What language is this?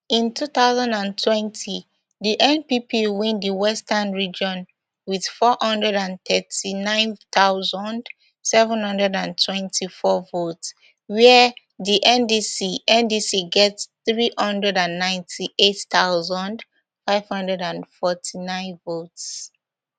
Nigerian Pidgin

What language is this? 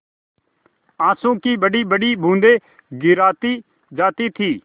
Hindi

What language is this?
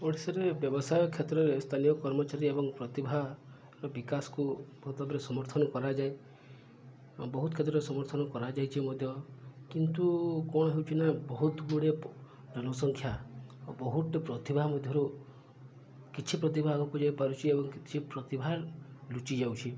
Odia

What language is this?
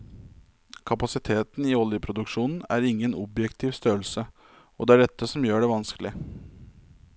Norwegian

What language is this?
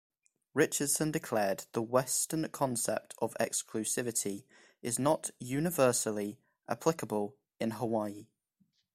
English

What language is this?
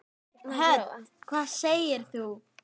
Icelandic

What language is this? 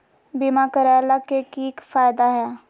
Magahi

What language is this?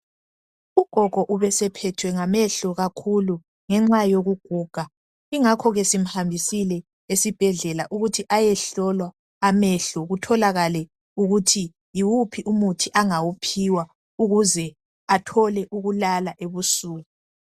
North Ndebele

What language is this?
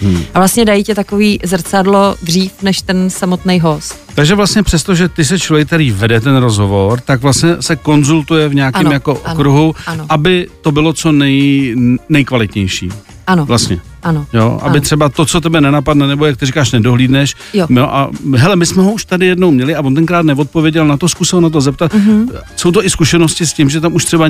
Czech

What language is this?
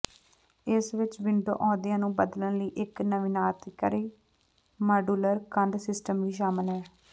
Punjabi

